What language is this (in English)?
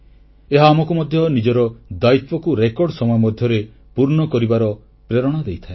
Odia